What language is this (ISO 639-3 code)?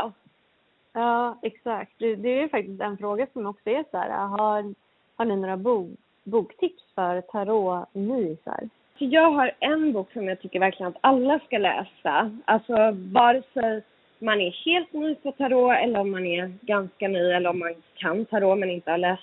swe